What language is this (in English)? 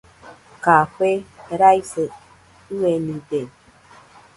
Nüpode Huitoto